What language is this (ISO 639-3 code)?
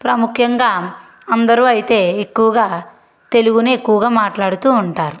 tel